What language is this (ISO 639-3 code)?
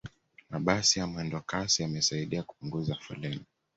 swa